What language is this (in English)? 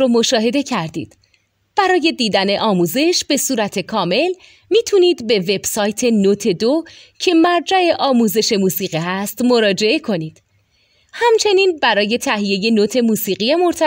Persian